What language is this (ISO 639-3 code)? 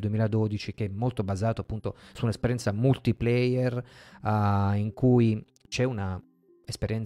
ita